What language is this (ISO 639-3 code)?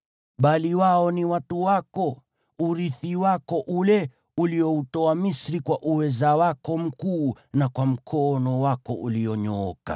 swa